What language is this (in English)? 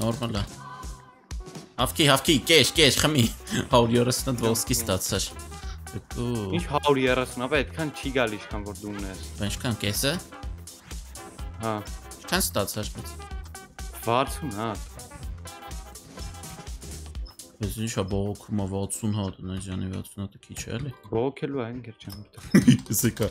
Romanian